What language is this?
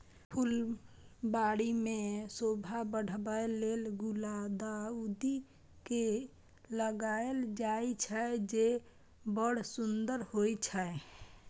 Maithili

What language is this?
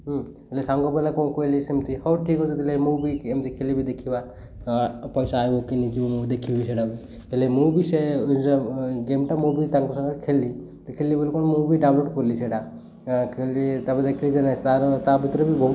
Odia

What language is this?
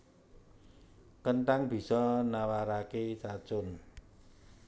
Javanese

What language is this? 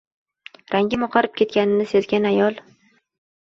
Uzbek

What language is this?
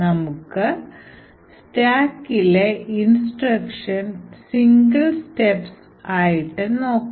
Malayalam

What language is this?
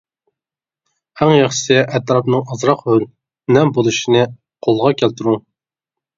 Uyghur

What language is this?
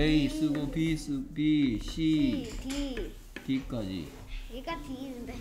Korean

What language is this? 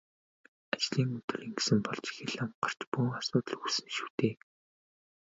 Mongolian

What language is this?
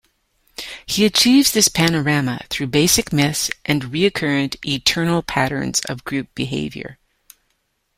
English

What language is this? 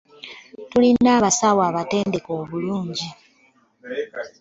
Ganda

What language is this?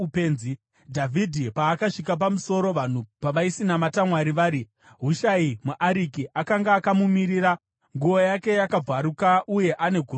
Shona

